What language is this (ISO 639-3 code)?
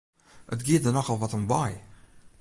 fry